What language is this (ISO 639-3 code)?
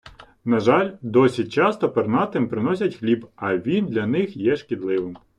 ukr